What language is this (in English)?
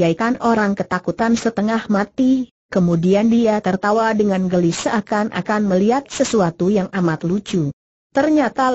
Indonesian